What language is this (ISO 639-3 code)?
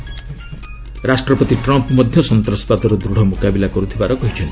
ori